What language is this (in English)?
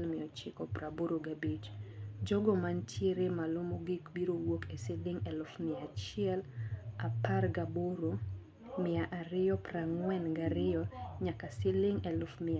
Luo (Kenya and Tanzania)